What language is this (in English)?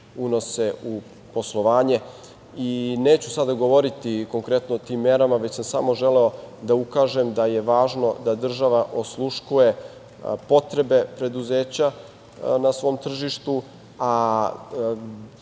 Serbian